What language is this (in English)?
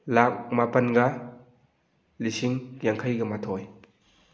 Manipuri